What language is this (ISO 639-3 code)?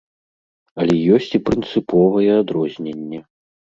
bel